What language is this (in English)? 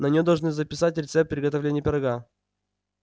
Russian